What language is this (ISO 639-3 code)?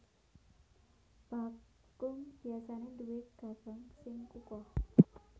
jav